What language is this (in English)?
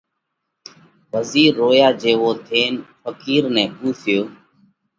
Parkari Koli